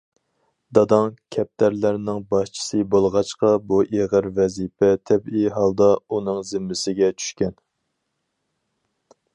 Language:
Uyghur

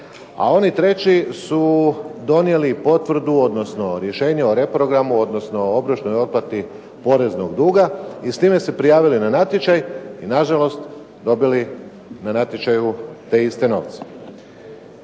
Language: Croatian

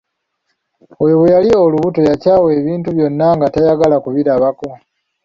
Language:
Ganda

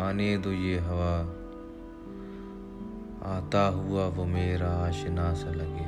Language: Urdu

